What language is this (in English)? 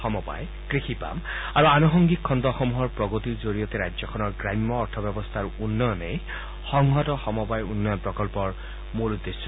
Assamese